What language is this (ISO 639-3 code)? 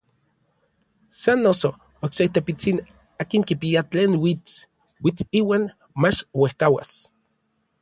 nlv